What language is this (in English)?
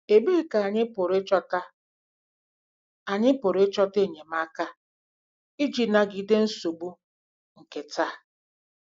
Igbo